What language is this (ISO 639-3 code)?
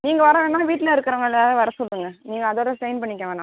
tam